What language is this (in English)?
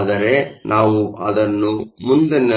Kannada